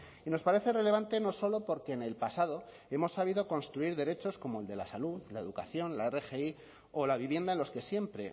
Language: Spanish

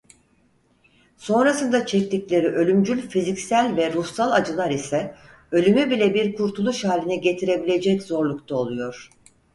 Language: Turkish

